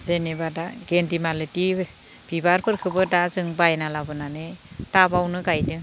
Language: Bodo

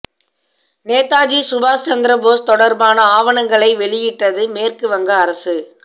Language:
Tamil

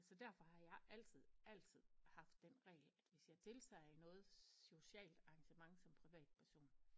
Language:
Danish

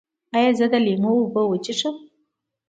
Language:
Pashto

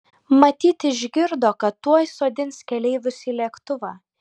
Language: Lithuanian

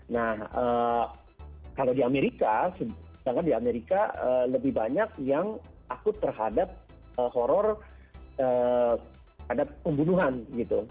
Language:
Indonesian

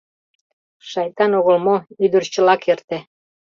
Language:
Mari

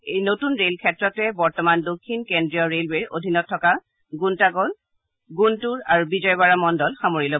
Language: Assamese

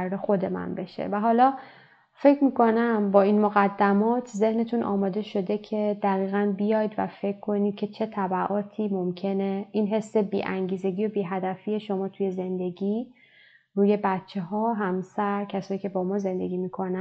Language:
Persian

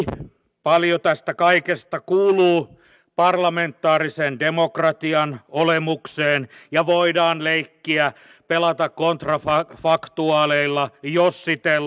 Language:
Finnish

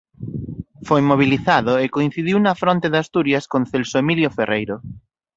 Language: Galician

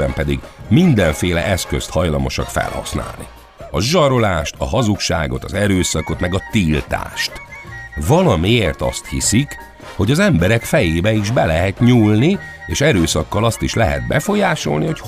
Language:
Hungarian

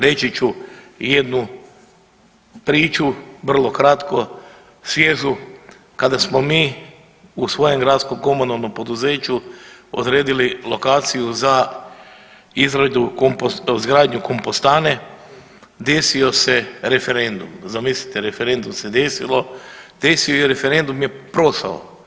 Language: Croatian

